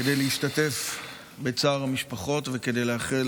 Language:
Hebrew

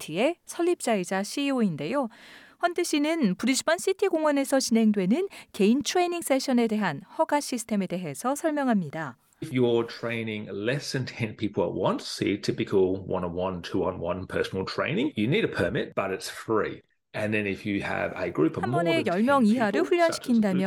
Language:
Korean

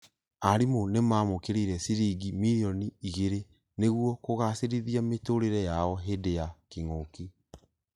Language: Kikuyu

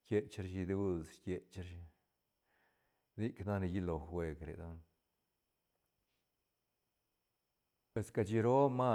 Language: Santa Catarina Albarradas Zapotec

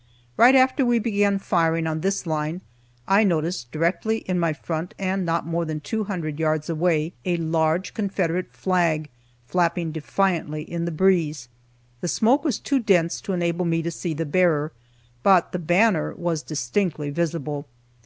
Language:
English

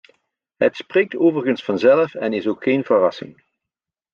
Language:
Dutch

